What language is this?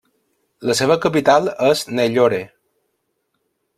Catalan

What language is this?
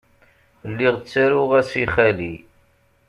Kabyle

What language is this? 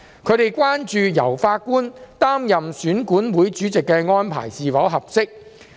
Cantonese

